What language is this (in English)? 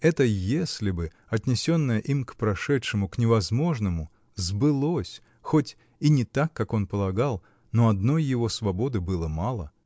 Russian